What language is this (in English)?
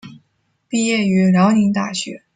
Chinese